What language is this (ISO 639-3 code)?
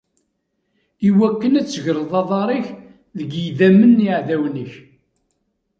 kab